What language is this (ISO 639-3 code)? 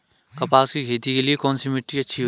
hin